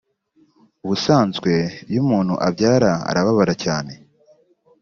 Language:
Kinyarwanda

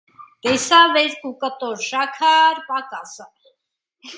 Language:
Armenian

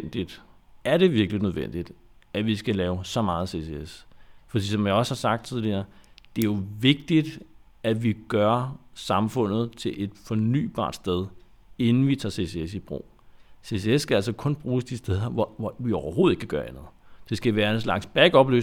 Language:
Danish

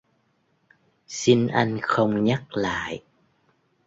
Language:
Vietnamese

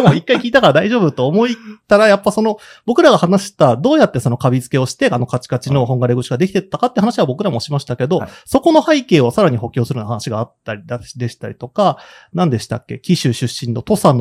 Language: Japanese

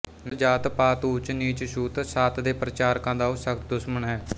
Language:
Punjabi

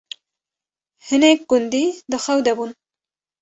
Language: Kurdish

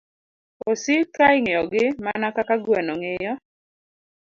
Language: Luo (Kenya and Tanzania)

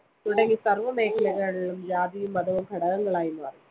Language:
Malayalam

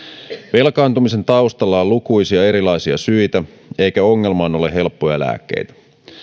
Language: Finnish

